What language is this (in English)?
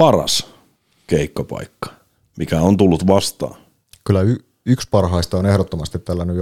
Finnish